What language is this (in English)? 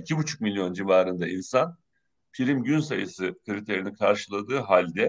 Turkish